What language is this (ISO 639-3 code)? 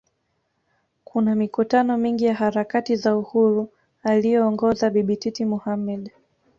swa